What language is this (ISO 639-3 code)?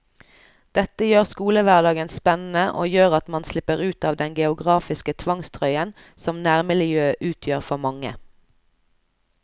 nor